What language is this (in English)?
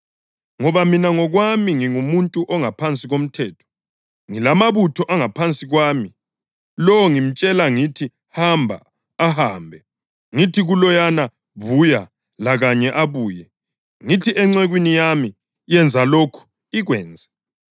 North Ndebele